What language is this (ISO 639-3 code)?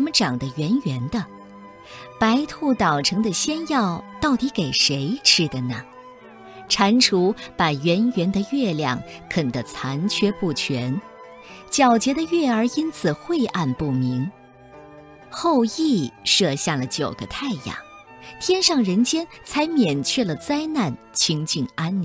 zho